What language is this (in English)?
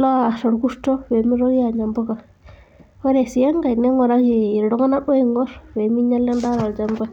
Masai